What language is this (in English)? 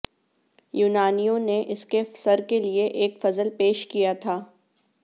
Urdu